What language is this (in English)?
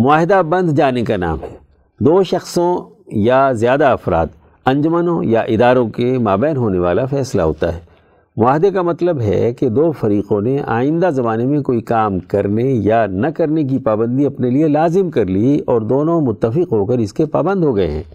Urdu